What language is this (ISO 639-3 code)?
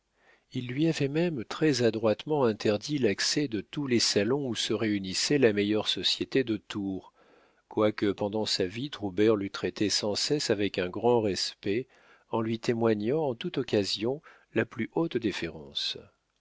fra